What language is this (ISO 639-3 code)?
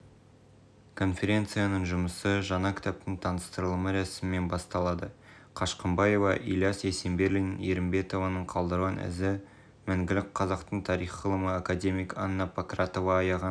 kaz